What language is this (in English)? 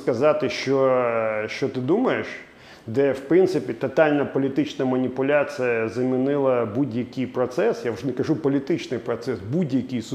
Ukrainian